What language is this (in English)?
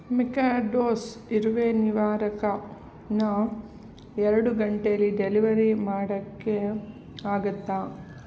Kannada